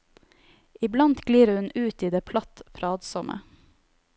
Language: Norwegian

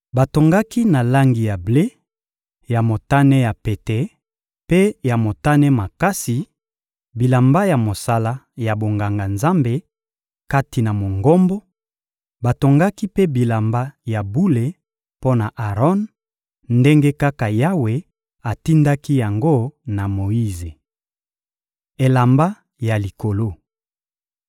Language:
Lingala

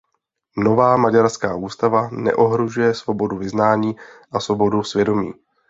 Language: Czech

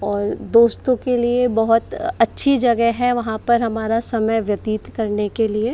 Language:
Hindi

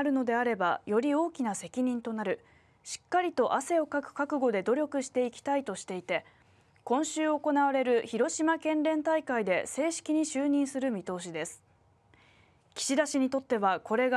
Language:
Japanese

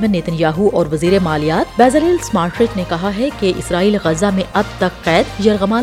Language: Urdu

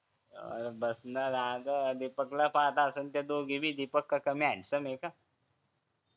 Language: Marathi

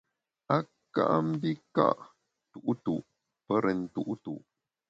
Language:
Bamun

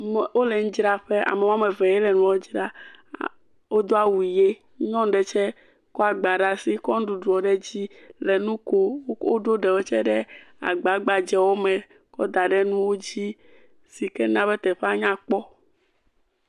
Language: Ewe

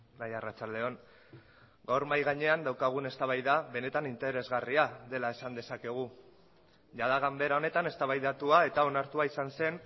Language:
Basque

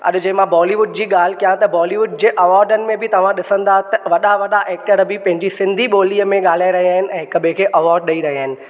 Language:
Sindhi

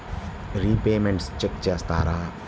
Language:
Telugu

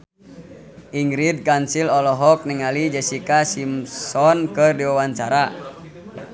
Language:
Sundanese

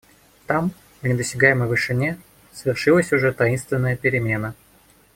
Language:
Russian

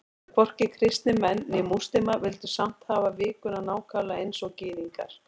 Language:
Icelandic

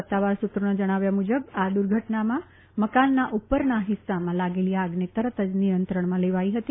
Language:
Gujarati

